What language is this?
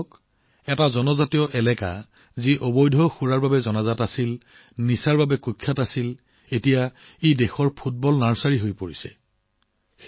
Assamese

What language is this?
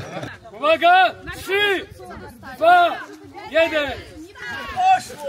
Polish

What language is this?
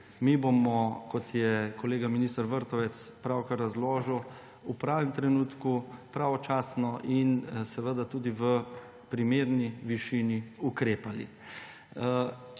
Slovenian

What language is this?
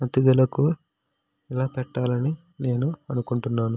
Telugu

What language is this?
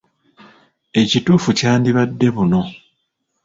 Ganda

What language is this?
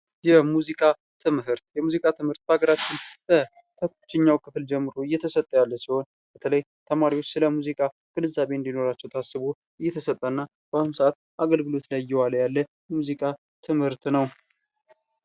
Amharic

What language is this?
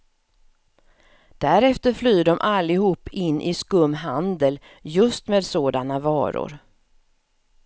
Swedish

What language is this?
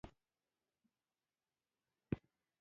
Pashto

